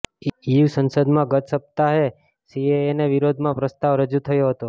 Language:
Gujarati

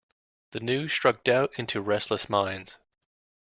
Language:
English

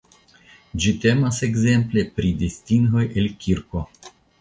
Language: Esperanto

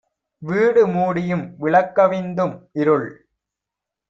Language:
Tamil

